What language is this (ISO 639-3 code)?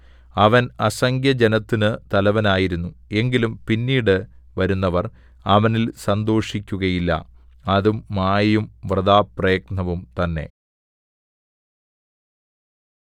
mal